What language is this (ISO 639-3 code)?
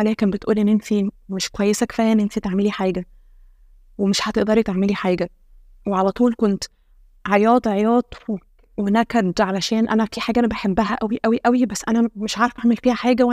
ara